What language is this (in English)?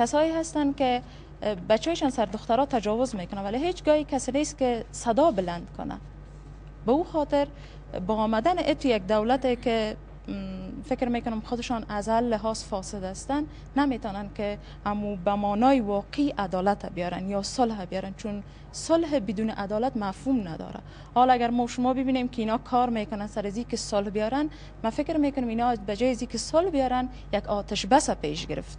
Persian